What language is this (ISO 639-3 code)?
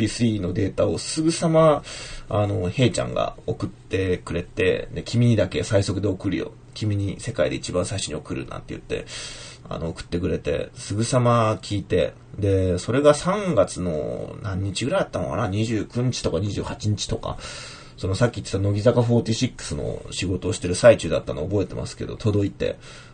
jpn